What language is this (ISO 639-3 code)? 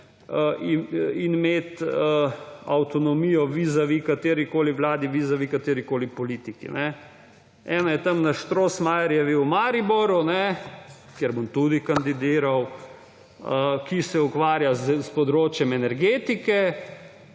slv